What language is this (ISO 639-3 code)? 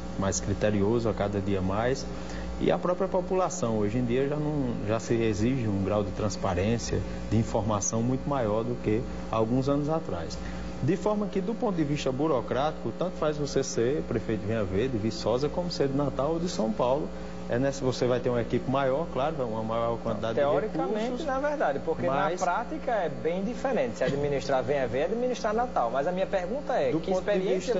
por